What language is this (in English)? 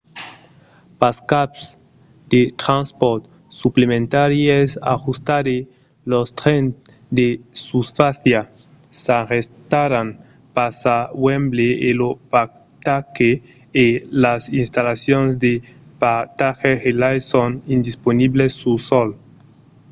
Occitan